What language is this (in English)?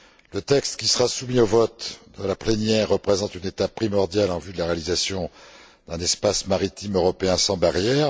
French